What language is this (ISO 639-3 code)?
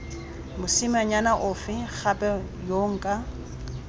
tsn